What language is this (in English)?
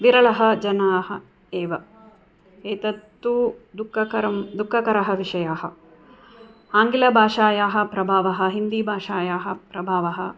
Sanskrit